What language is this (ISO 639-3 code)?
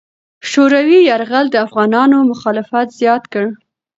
pus